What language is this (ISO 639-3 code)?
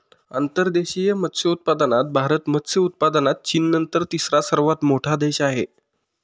mar